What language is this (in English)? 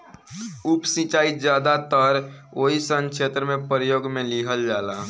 Bhojpuri